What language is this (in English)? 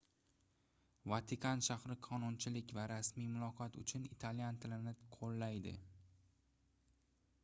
Uzbek